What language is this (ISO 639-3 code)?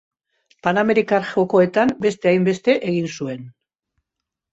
eus